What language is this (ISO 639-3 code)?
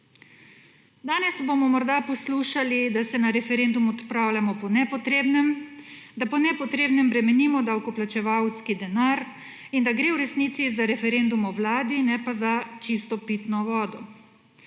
slv